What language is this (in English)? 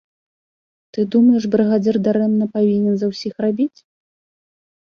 Belarusian